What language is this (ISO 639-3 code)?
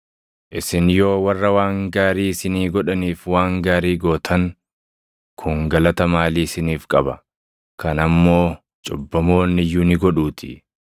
orm